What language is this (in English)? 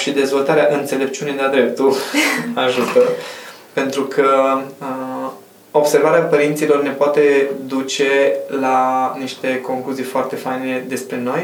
Romanian